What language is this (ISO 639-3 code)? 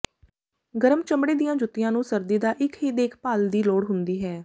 pan